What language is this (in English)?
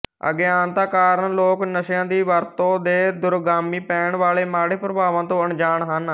Punjabi